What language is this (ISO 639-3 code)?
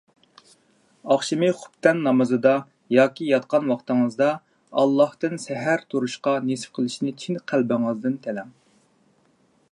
uig